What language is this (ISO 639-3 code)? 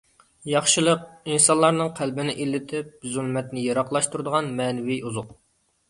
uig